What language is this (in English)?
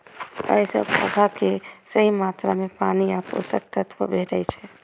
Maithili